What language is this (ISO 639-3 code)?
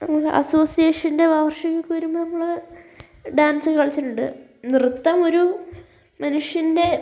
mal